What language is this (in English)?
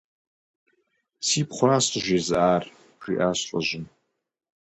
Kabardian